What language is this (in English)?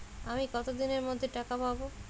Bangla